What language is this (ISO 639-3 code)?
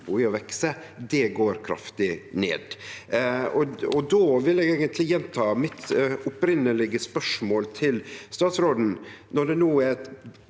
nor